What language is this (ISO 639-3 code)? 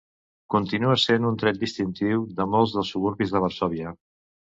cat